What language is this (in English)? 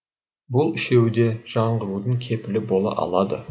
Kazakh